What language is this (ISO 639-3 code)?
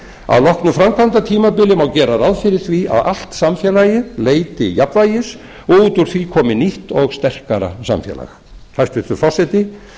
isl